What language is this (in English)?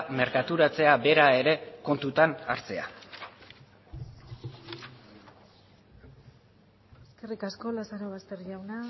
Basque